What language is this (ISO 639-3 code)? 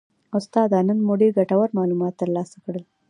pus